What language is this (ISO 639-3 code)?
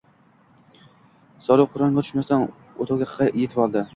uzb